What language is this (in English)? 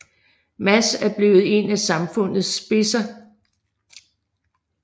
Danish